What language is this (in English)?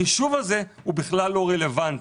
Hebrew